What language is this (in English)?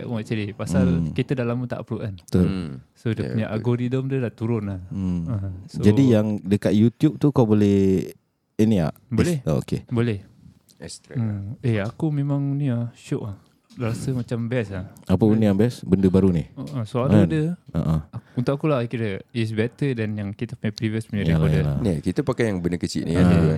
Malay